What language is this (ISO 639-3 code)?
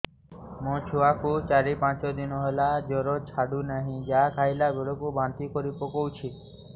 ori